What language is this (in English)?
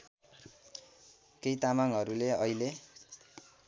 Nepali